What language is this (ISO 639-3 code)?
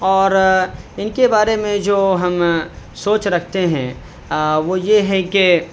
urd